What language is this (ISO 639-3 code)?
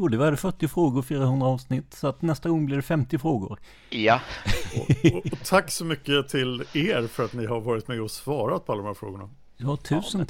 swe